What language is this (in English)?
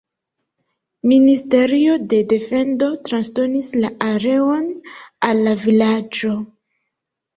Esperanto